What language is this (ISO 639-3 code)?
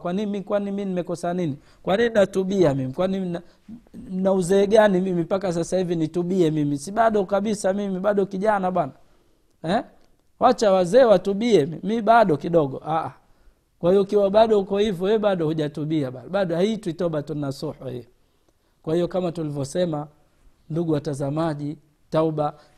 swa